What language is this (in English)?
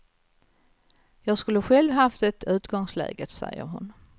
Swedish